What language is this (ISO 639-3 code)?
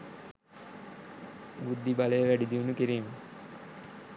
sin